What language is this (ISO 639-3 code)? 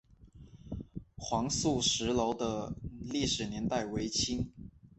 zho